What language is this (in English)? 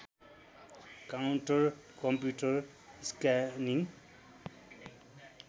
Nepali